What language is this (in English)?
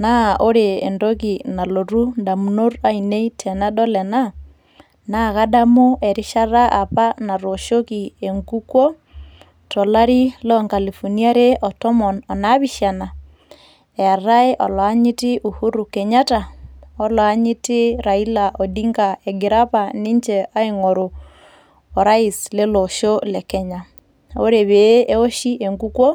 Masai